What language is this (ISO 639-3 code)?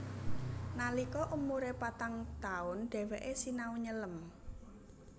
jav